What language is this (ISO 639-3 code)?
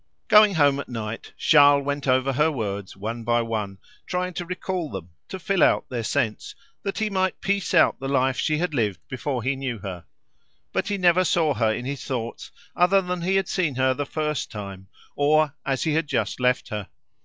eng